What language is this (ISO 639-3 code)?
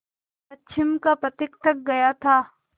hin